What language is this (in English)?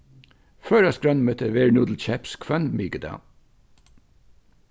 Faroese